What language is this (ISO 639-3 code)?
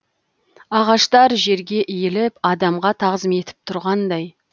kaz